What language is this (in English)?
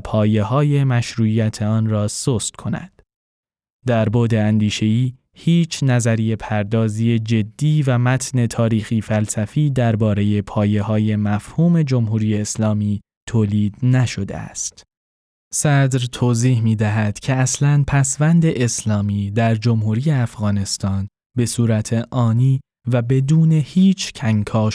Persian